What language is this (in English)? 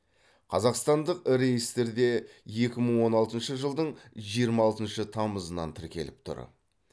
Kazakh